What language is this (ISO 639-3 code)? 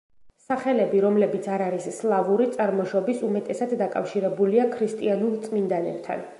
kat